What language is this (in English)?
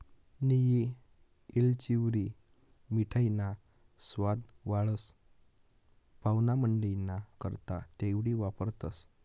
Marathi